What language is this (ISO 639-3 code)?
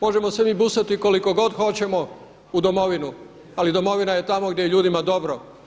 hrv